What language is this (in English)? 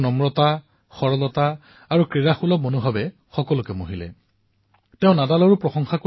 Assamese